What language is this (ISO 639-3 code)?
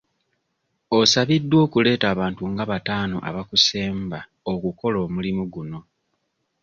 lug